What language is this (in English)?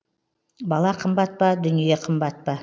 Kazakh